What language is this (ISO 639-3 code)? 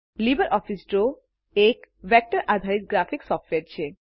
guj